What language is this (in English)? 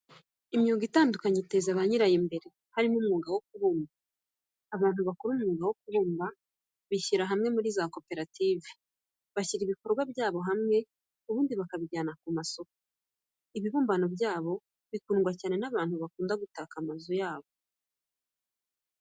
Kinyarwanda